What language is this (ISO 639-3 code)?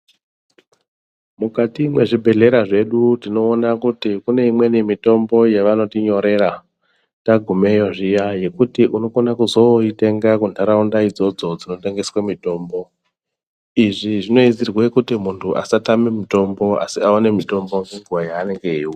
ndc